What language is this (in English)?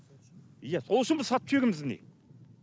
Kazakh